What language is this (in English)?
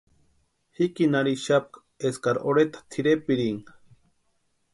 Western Highland Purepecha